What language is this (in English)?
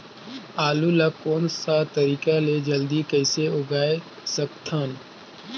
Chhattisgarhi